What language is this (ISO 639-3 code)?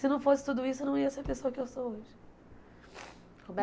por